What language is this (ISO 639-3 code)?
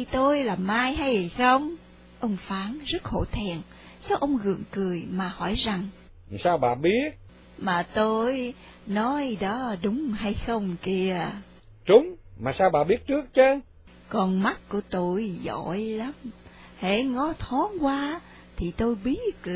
vie